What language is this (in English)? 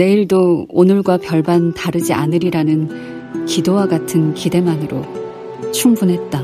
Korean